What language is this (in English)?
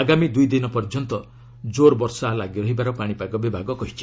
Odia